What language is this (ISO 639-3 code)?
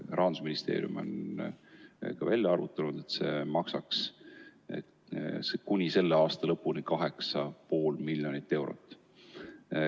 est